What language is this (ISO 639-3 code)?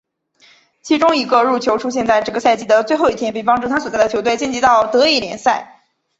zho